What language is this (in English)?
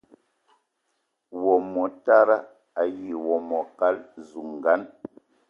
Eton (Cameroon)